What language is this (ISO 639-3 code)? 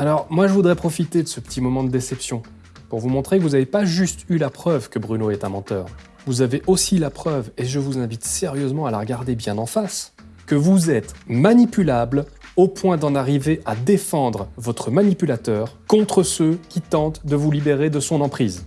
fra